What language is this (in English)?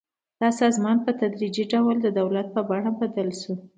Pashto